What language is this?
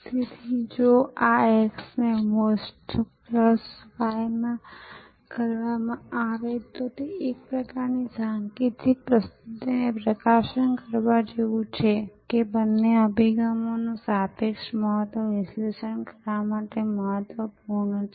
Gujarati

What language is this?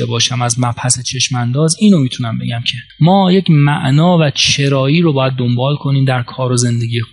Persian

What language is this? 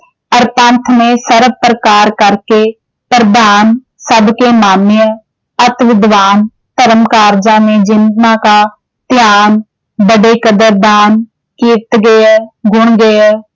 Punjabi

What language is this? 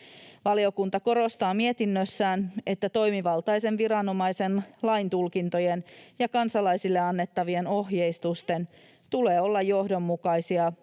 Finnish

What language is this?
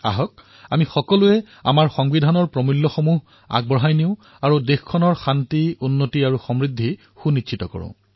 Assamese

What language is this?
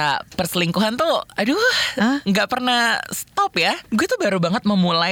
Indonesian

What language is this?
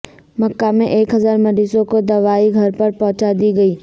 Urdu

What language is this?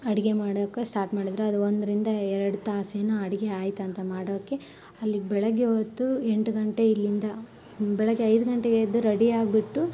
Kannada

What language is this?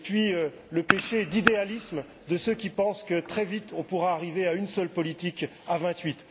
French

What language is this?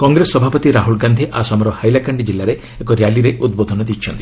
Odia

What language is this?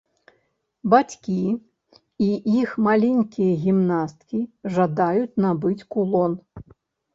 Belarusian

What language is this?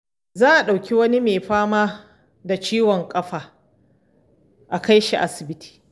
Hausa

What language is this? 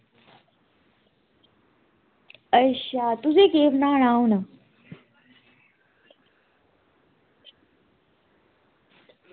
Dogri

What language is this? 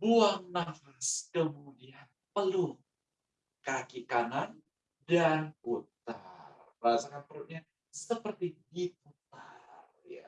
Indonesian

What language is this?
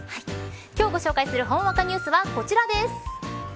Japanese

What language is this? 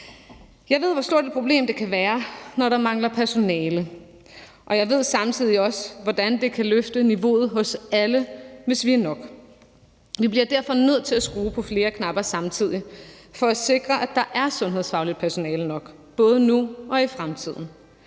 Danish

